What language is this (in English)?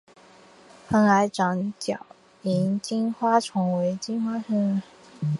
Chinese